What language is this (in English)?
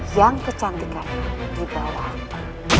Indonesian